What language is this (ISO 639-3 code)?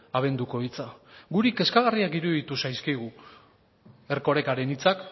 eus